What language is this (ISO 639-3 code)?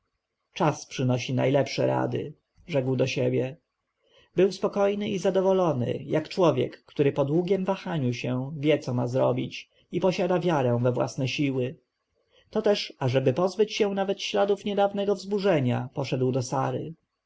pol